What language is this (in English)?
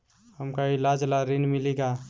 Bhojpuri